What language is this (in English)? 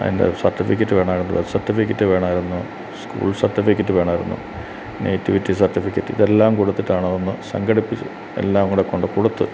Malayalam